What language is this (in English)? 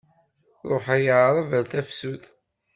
Kabyle